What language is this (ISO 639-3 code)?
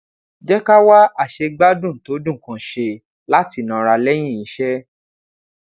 yor